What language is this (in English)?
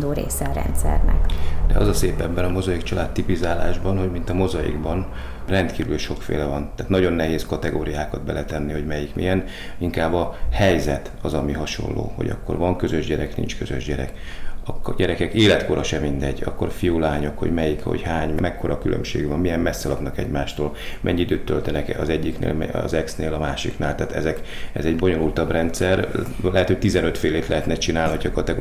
Hungarian